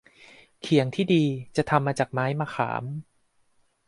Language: Thai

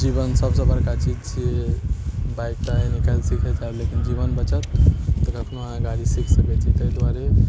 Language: Maithili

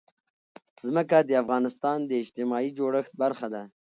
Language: Pashto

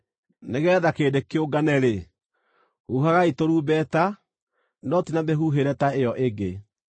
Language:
Kikuyu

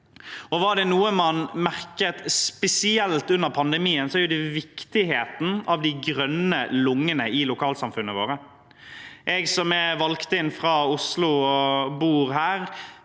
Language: Norwegian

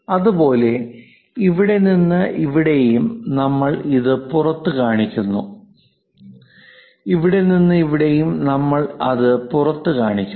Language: Malayalam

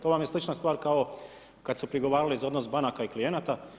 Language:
Croatian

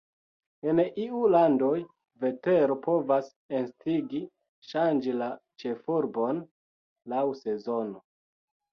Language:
Esperanto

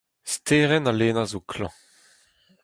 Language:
Breton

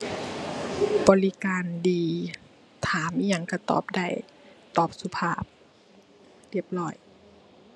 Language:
Thai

